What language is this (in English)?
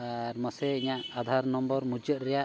Santali